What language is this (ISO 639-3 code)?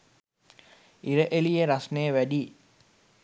sin